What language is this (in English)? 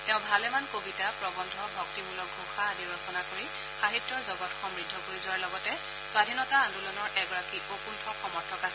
Assamese